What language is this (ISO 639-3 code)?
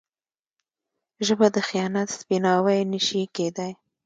pus